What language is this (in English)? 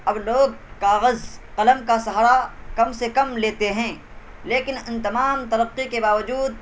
Urdu